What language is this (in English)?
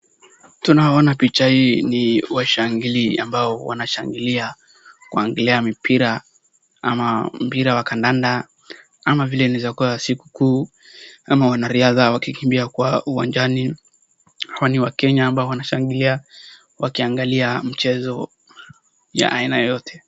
Swahili